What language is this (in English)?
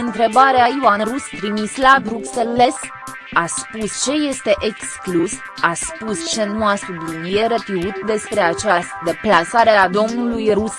Romanian